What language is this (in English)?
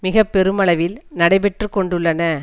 Tamil